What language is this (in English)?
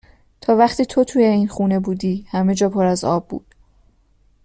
Persian